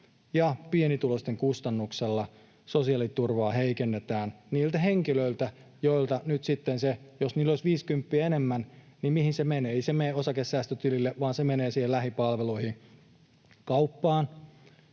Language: Finnish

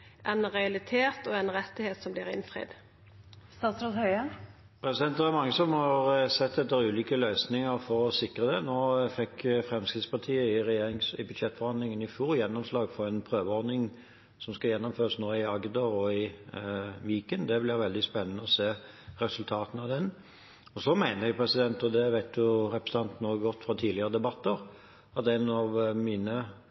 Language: Norwegian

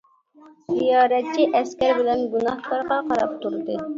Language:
Uyghur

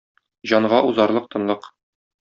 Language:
Tatar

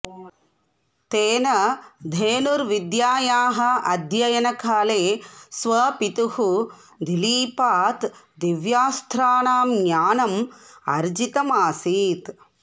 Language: Sanskrit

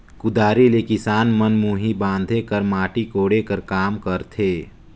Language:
Chhattisgarhi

